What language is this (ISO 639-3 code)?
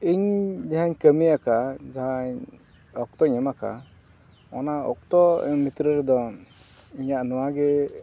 sat